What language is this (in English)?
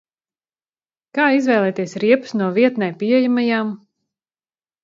Latvian